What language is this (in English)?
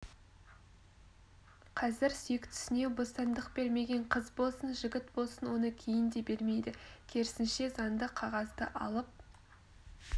Kazakh